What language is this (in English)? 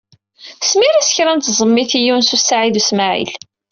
Kabyle